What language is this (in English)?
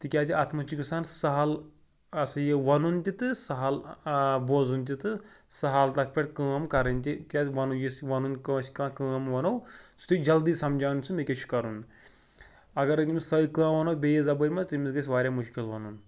Kashmiri